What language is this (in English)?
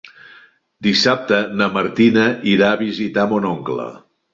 Catalan